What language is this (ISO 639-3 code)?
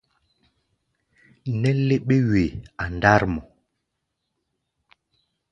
gba